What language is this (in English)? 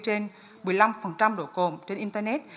Vietnamese